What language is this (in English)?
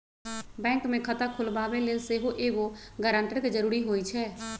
Magahi